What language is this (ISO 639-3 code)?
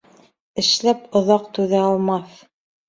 bak